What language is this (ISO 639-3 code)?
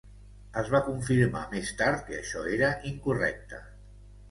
cat